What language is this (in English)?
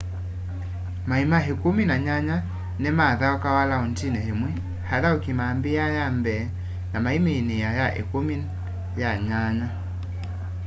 Kamba